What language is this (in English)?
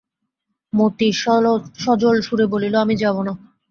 Bangla